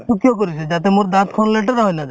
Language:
Assamese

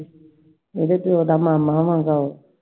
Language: Punjabi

